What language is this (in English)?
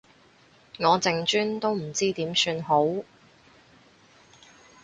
Cantonese